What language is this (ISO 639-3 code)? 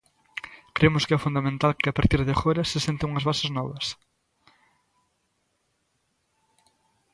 glg